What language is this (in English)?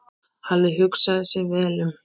Icelandic